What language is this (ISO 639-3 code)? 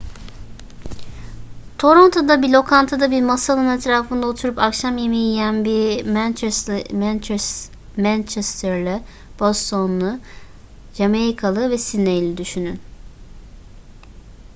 tur